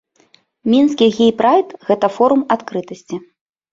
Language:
Belarusian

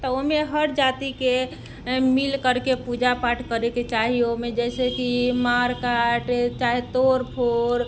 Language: Maithili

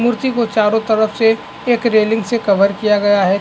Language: Hindi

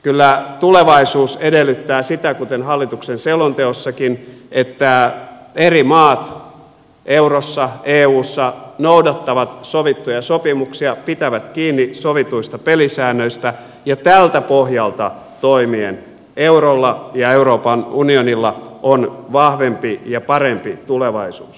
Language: Finnish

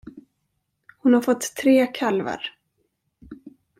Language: Swedish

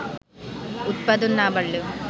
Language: Bangla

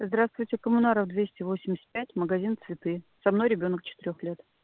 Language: Russian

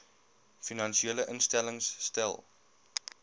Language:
Afrikaans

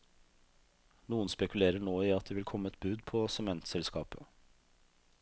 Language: Norwegian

